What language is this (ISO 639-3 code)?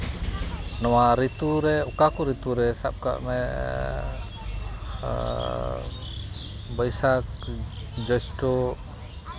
sat